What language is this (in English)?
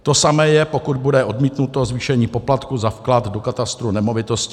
Czech